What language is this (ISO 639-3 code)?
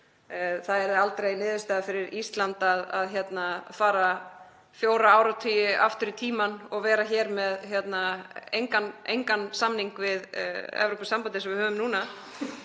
isl